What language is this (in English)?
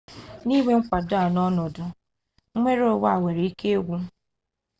Igbo